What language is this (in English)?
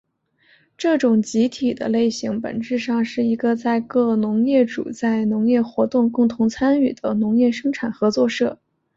Chinese